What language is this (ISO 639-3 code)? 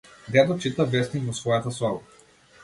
mkd